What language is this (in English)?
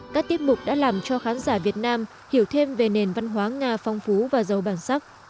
Vietnamese